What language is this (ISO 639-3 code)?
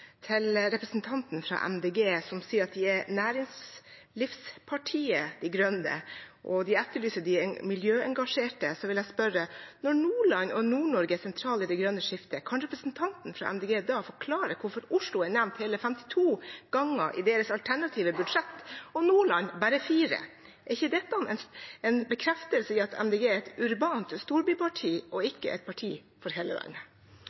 nob